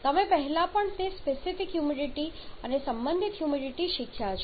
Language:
Gujarati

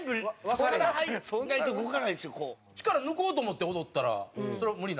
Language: Japanese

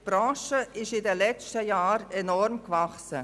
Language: Swiss German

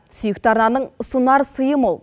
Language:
Kazakh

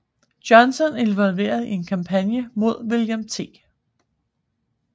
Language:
Danish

